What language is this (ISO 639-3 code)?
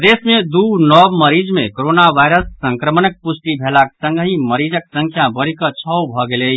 mai